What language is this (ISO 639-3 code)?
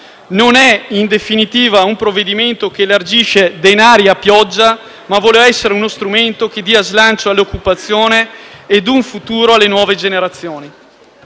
ita